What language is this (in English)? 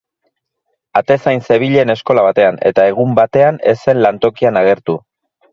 Basque